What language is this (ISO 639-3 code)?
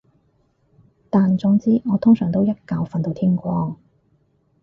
yue